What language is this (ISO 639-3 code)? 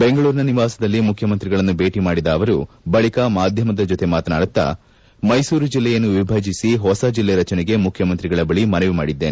kan